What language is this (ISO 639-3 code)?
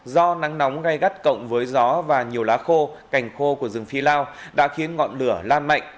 vie